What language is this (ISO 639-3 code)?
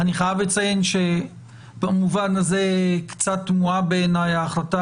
heb